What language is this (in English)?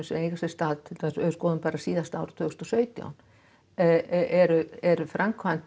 Icelandic